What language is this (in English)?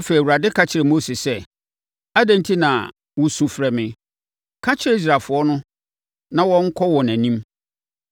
Akan